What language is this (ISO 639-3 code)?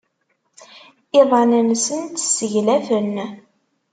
kab